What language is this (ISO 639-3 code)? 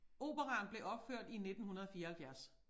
dan